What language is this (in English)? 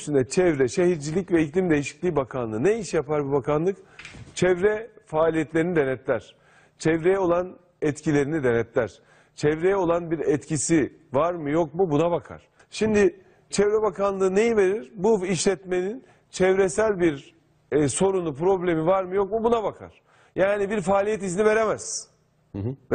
Turkish